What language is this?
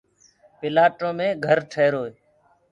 Gurgula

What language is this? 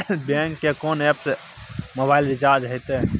Maithili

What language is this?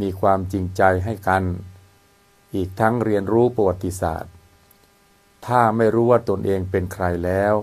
Thai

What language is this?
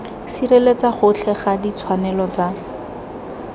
Tswana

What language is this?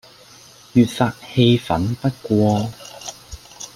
Cantonese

